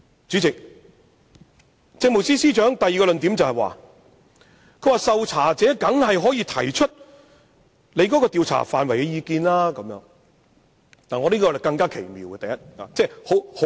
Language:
Cantonese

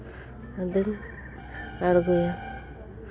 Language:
Santali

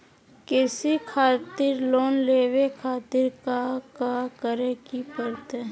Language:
Magahi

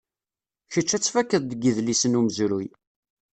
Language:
Kabyle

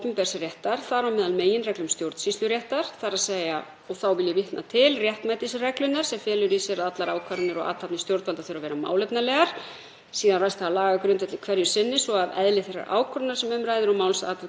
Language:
Icelandic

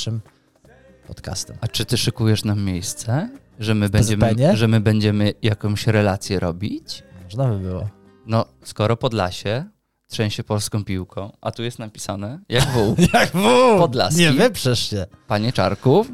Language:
Polish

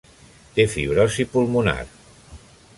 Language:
Catalan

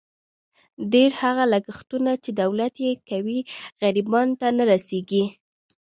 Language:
Pashto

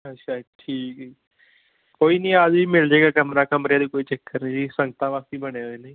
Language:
Punjabi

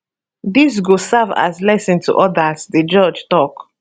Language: Nigerian Pidgin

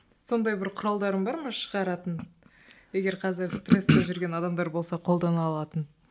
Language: Kazakh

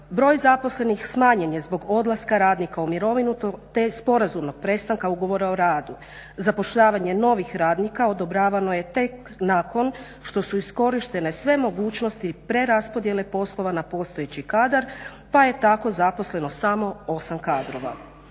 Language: Croatian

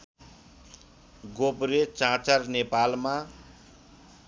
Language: Nepali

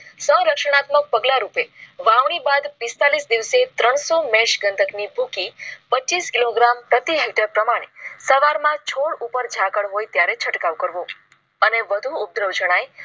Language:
Gujarati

